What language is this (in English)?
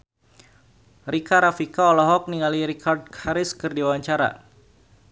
Sundanese